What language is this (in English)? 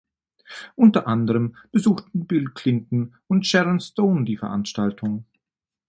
German